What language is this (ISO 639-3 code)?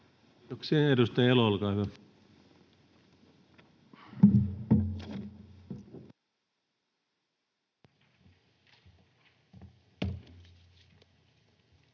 fin